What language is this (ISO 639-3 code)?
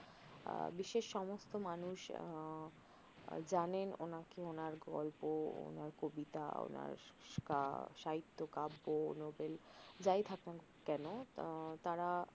ben